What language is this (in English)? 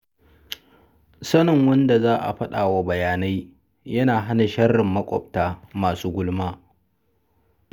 Hausa